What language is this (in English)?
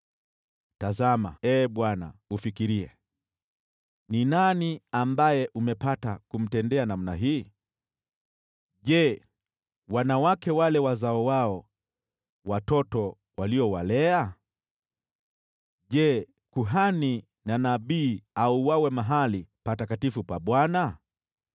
Swahili